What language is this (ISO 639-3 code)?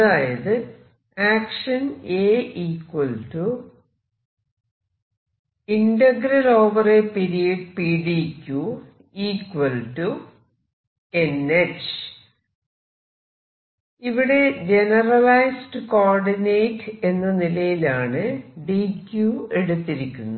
mal